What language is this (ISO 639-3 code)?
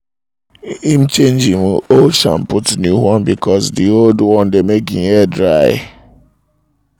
pcm